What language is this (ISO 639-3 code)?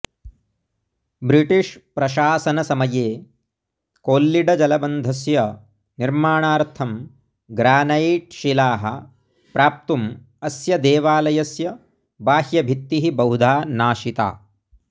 san